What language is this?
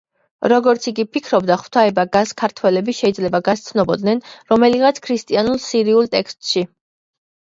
Georgian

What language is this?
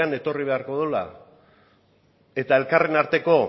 Basque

